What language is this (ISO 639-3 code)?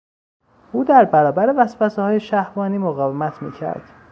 fas